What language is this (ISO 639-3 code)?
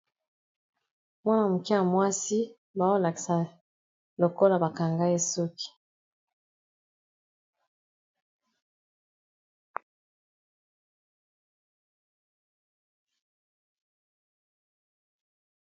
lin